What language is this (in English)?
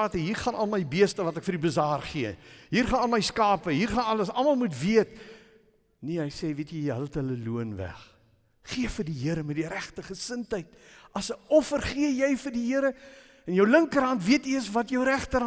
Dutch